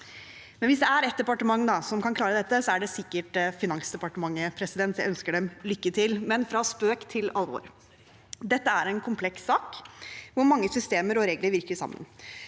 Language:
Norwegian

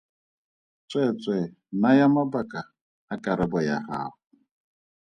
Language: Tswana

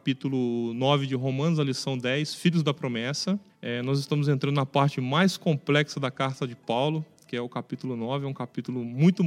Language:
Portuguese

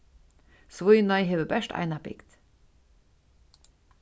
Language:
Faroese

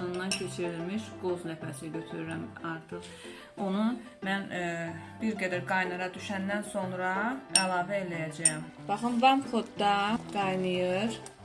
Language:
Turkish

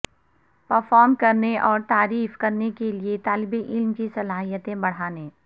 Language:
Urdu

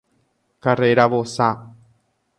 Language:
Guarani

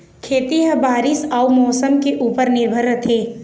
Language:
Chhattisgarhi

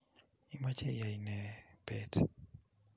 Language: Kalenjin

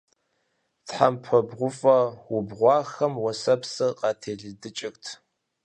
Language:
Kabardian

